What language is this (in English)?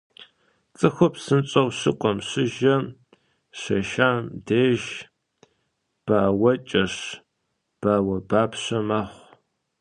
Kabardian